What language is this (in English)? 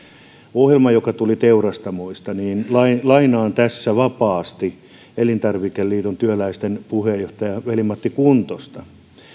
Finnish